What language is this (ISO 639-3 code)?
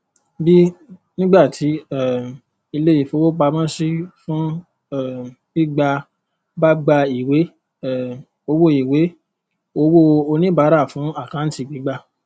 yor